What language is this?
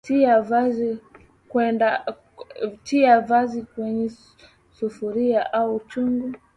Swahili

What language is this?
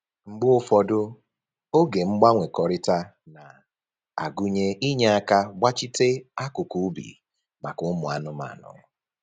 Igbo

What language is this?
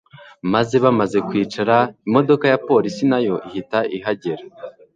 Kinyarwanda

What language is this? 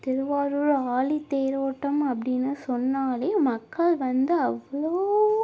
Tamil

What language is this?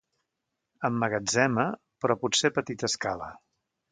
Catalan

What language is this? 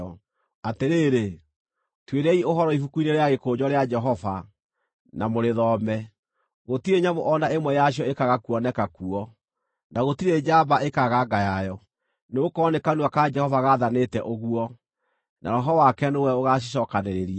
Kikuyu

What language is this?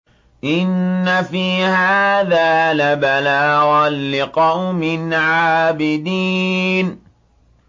Arabic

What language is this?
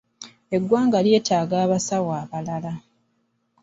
Ganda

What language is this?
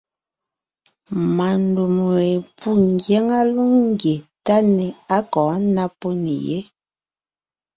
Ngiemboon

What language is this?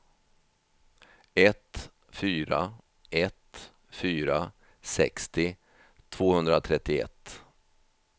Swedish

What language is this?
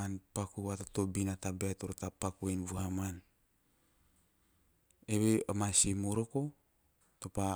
Teop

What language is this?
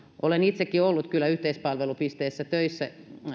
Finnish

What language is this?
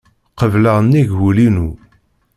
Kabyle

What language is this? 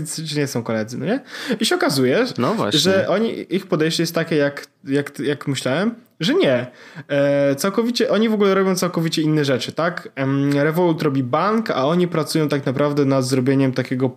Polish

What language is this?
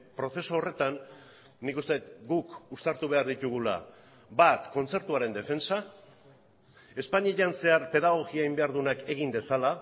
Basque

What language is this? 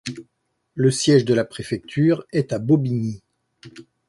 French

